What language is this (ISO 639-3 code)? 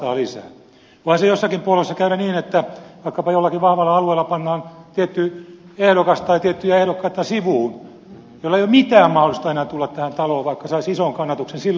fin